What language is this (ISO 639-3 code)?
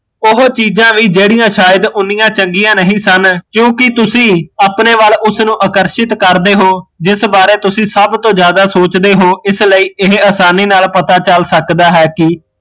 pan